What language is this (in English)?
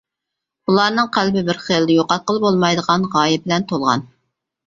Uyghur